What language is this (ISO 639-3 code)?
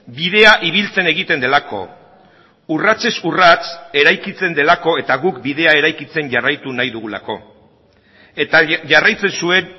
eus